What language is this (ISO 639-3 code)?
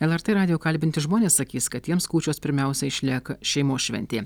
lit